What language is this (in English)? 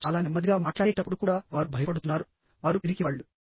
Telugu